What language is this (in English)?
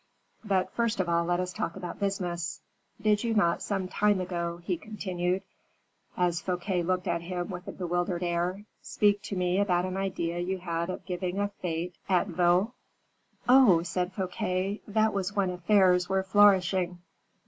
English